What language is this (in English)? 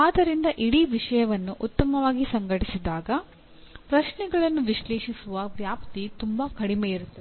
Kannada